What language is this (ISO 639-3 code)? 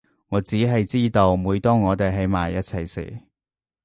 yue